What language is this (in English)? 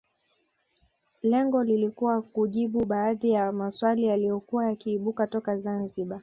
Swahili